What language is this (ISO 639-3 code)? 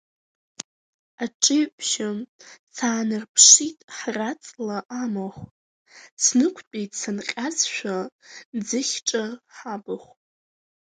abk